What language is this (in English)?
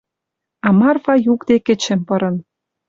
Western Mari